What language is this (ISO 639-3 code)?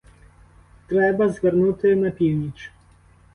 ukr